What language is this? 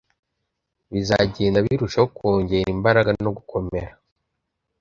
Kinyarwanda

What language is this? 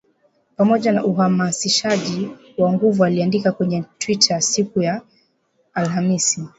Swahili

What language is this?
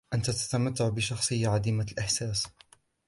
Arabic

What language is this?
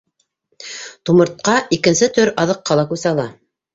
Bashkir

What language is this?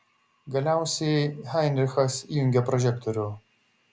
Lithuanian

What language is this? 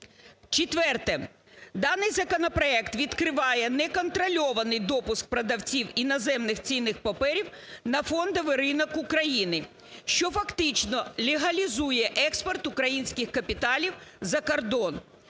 Ukrainian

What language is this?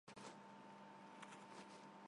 Armenian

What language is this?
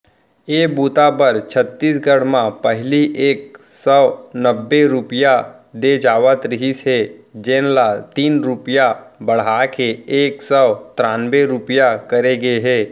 Chhattisgarhi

